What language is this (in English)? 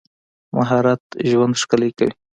Pashto